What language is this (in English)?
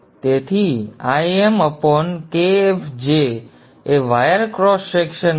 Gujarati